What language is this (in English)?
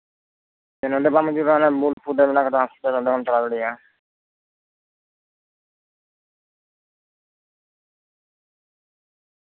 Santali